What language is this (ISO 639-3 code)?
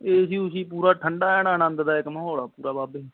pan